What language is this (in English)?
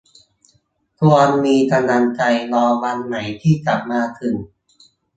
Thai